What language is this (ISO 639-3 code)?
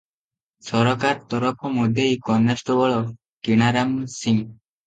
ori